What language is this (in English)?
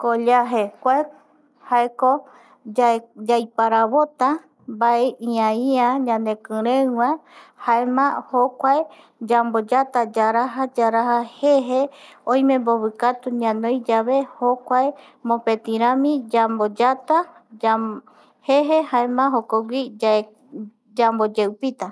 Eastern Bolivian Guaraní